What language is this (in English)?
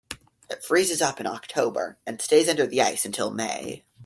English